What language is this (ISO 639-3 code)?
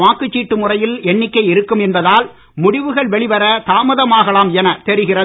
tam